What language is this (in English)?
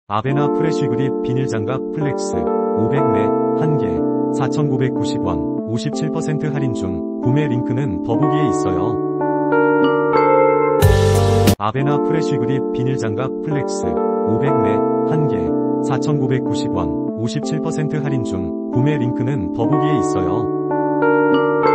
Korean